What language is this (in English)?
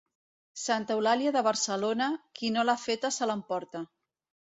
Catalan